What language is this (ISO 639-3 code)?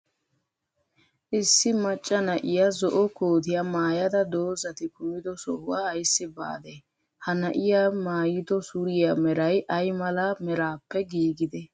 wal